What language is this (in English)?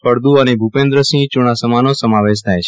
Gujarati